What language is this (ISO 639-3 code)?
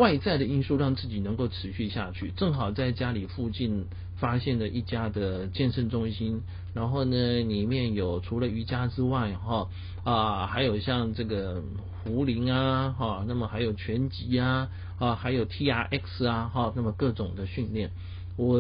zho